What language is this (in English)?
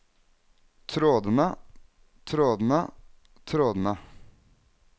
Norwegian